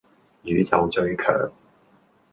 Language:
Cantonese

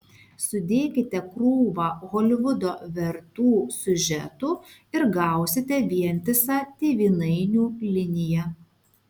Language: Lithuanian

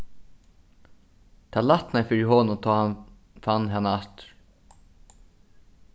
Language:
Faroese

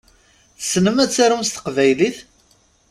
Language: Kabyle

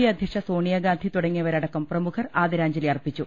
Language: Malayalam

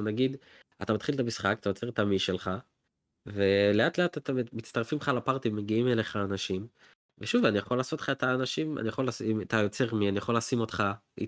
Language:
Hebrew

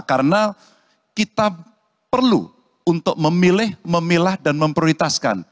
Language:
Indonesian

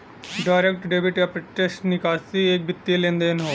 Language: Bhojpuri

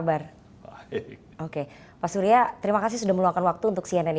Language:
Indonesian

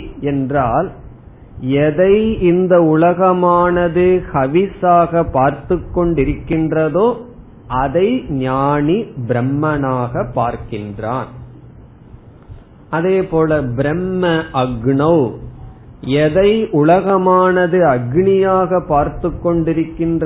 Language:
Tamil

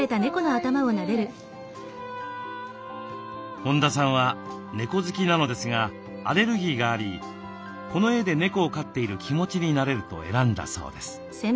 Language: Japanese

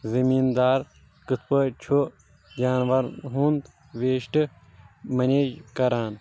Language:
Kashmiri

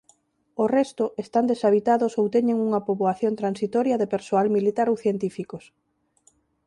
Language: Galician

